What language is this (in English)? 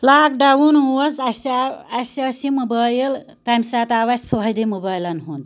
Kashmiri